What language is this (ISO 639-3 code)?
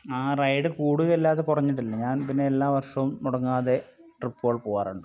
mal